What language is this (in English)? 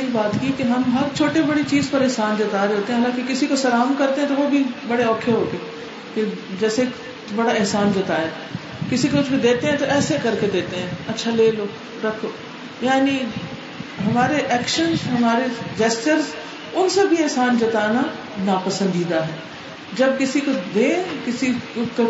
Urdu